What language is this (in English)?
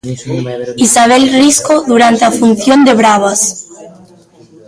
Galician